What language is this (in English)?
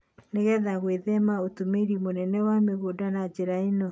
Kikuyu